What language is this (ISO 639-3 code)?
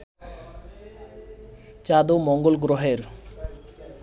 ben